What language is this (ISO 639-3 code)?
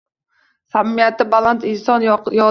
uzb